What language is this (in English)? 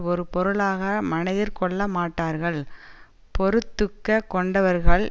Tamil